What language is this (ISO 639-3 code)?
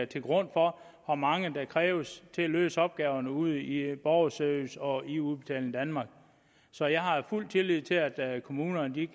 dan